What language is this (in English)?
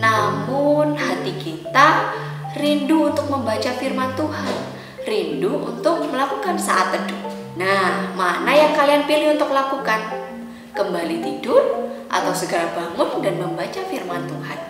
Indonesian